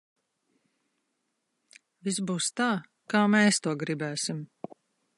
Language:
Latvian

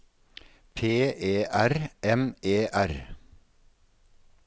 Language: Norwegian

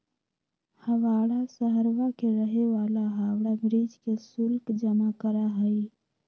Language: Magahi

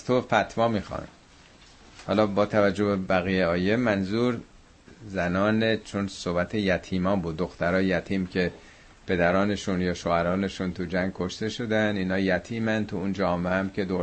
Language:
Persian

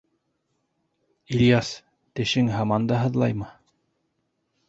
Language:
Bashkir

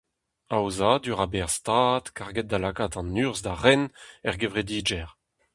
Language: Breton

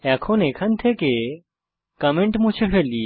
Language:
Bangla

